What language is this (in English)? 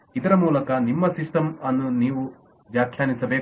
Kannada